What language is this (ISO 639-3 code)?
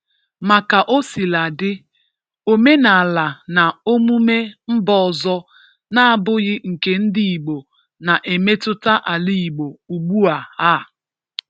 ibo